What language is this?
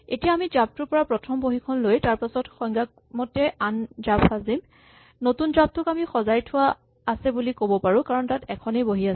Assamese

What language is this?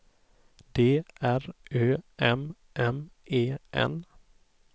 Swedish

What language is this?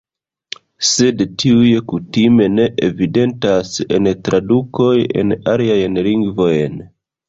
Esperanto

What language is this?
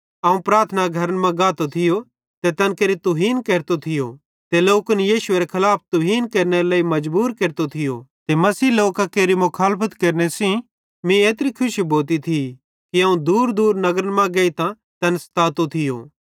Bhadrawahi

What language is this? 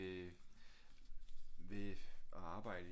Danish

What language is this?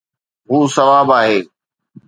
Sindhi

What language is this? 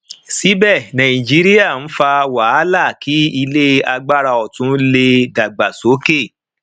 Yoruba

